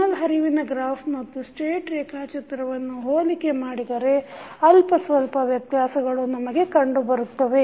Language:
Kannada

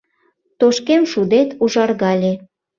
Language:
Mari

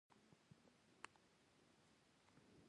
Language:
Pashto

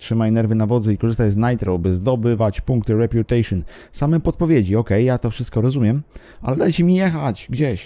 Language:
Polish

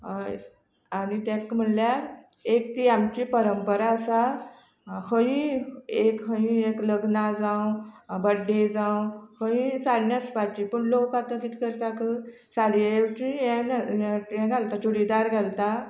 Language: Konkani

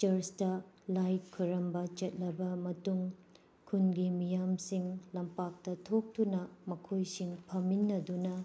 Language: Manipuri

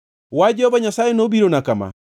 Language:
Luo (Kenya and Tanzania)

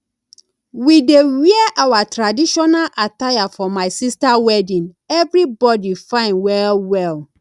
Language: Nigerian Pidgin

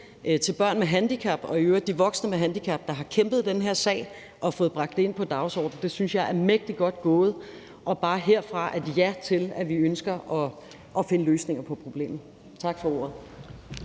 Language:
Danish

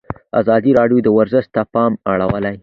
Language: Pashto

